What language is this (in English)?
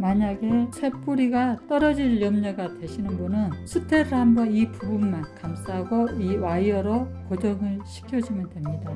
Korean